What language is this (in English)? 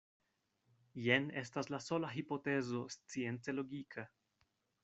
Esperanto